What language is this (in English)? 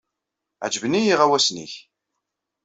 Kabyle